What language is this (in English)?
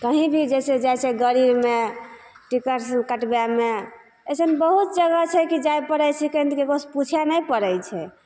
Maithili